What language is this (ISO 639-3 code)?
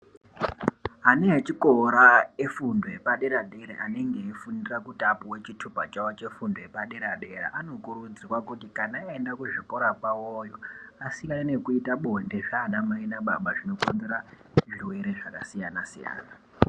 ndc